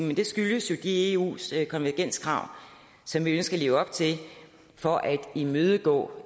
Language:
Danish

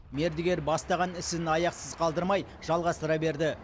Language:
Kazakh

